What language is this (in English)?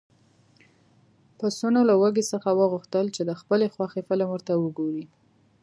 Pashto